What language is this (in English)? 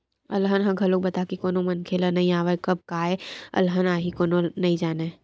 Chhattisgarhi